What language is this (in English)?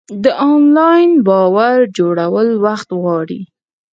Pashto